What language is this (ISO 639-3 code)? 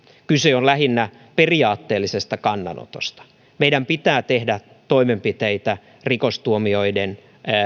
fin